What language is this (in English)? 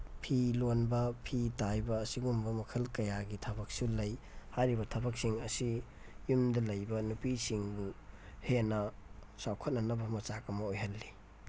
Manipuri